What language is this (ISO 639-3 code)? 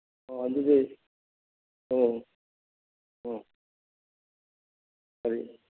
mni